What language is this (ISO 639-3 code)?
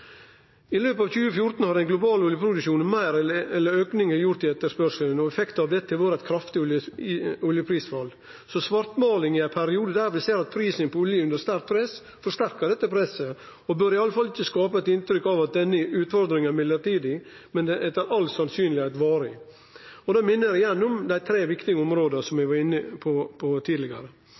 nno